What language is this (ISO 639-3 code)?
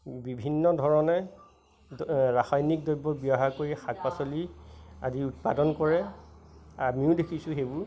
asm